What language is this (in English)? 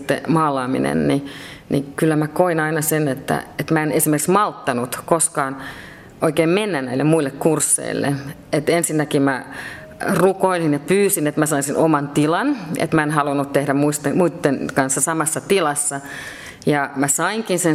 Finnish